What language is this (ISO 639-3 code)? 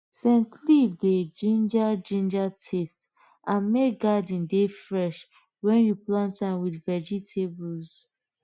pcm